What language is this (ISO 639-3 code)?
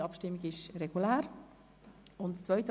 gsw